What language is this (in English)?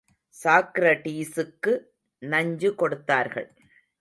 Tamil